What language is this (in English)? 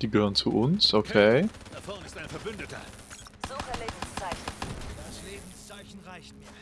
German